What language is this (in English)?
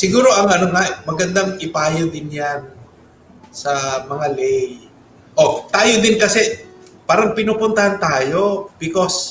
Filipino